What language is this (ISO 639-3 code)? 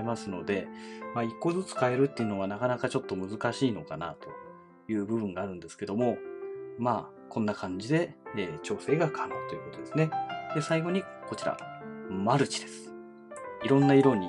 jpn